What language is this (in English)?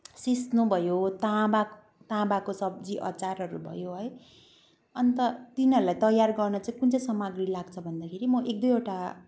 Nepali